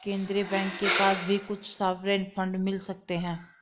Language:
Hindi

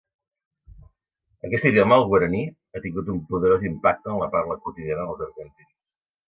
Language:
Catalan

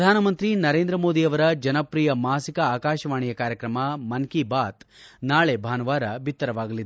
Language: Kannada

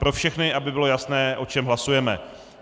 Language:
Czech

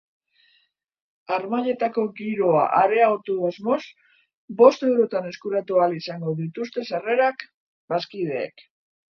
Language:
Basque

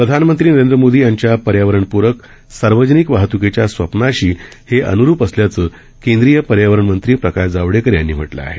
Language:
Marathi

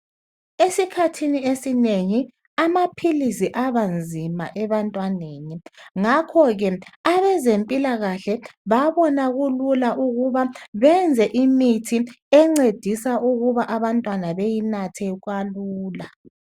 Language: North Ndebele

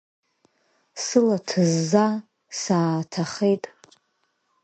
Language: Abkhazian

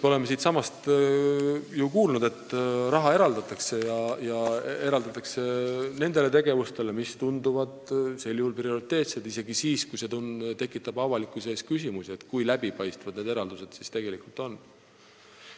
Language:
Estonian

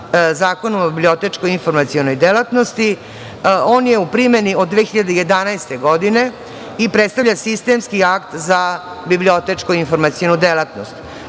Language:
Serbian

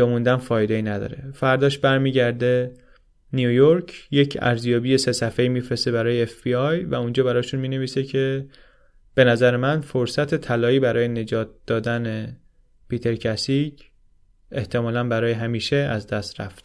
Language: Persian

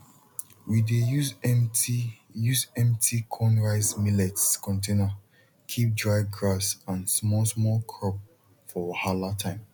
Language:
Nigerian Pidgin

